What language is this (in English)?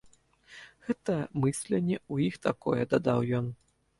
Belarusian